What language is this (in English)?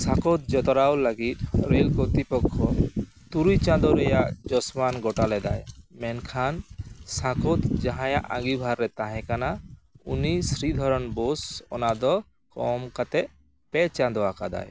Santali